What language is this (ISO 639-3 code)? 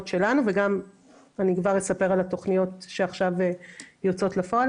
heb